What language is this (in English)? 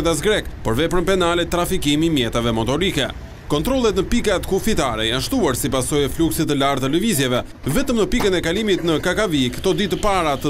Portuguese